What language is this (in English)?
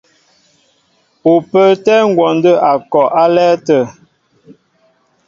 Mbo (Cameroon)